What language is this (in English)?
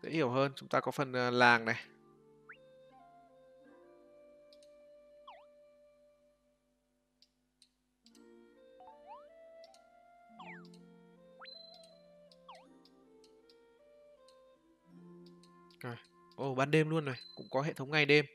Vietnamese